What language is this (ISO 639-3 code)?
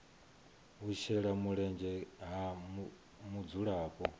ven